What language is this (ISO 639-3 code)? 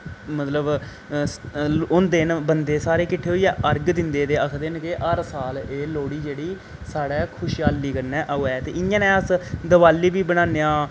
doi